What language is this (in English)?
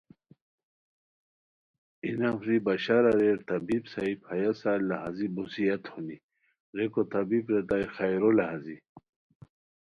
Khowar